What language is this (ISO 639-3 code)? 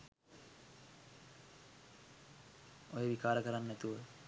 sin